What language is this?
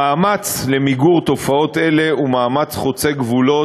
Hebrew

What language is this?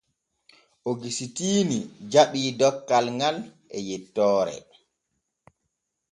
Borgu Fulfulde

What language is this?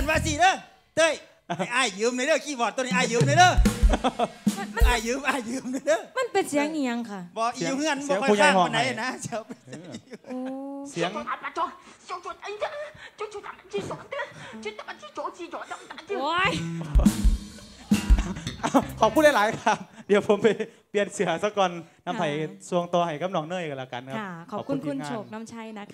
Thai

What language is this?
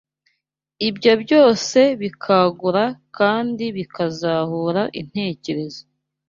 Kinyarwanda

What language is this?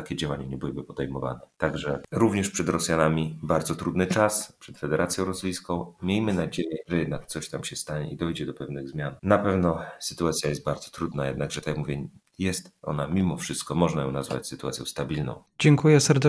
Polish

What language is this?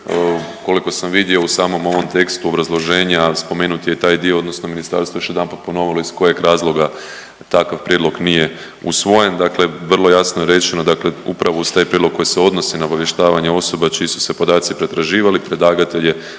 Croatian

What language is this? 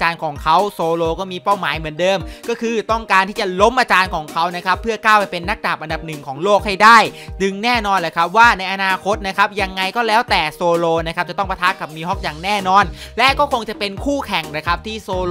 Thai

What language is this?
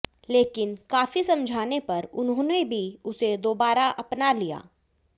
Hindi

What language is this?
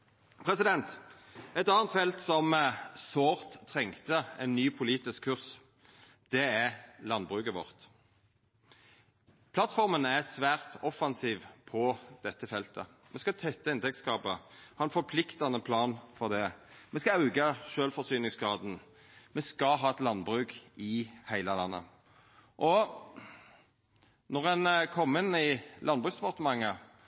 Norwegian Nynorsk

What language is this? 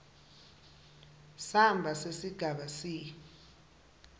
Swati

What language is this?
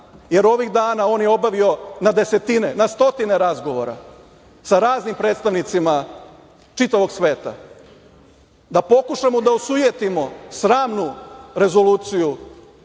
Serbian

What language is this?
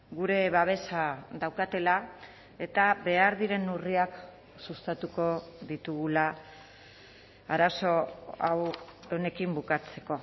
Basque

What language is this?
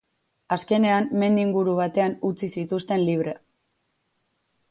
Basque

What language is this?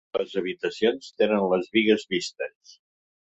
Catalan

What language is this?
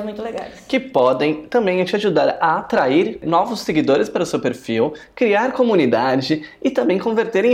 Portuguese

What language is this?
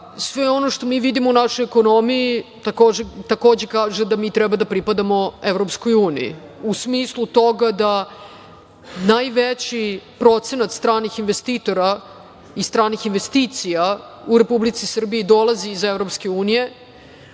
Serbian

